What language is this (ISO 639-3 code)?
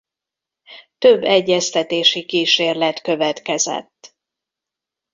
hun